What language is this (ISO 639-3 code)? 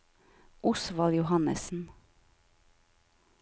nor